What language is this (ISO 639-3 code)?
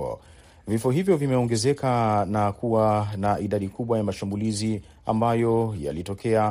swa